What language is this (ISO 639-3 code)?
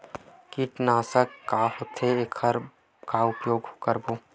hne